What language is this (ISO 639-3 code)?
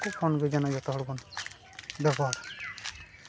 sat